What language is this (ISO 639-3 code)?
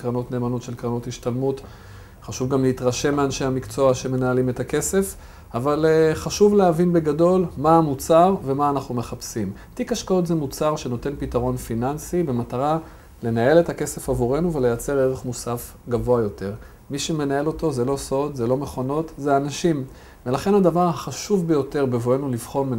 heb